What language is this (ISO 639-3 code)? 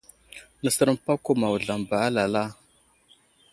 udl